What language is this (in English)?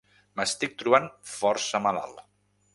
Catalan